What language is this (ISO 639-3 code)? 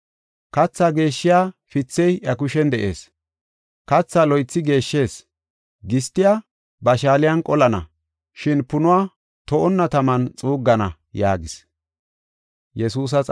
gof